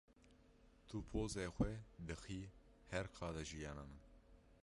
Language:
Kurdish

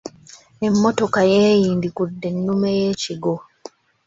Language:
Ganda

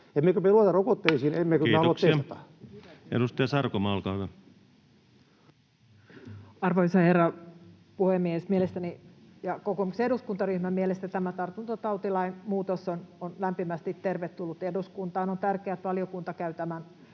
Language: Finnish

